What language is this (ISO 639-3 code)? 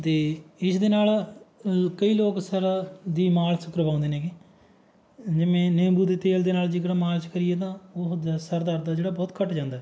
pan